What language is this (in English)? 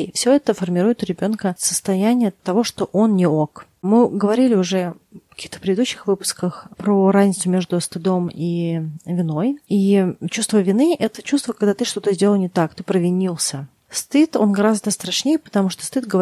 Russian